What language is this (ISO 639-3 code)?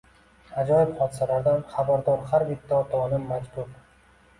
uzb